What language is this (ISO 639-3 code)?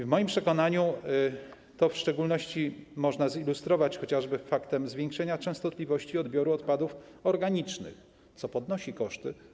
pol